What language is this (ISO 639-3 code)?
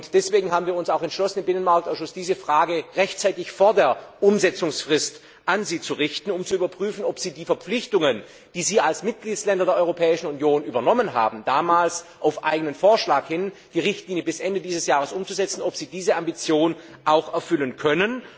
deu